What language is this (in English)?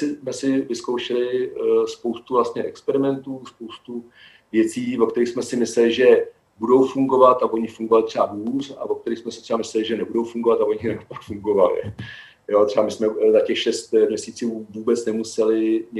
Czech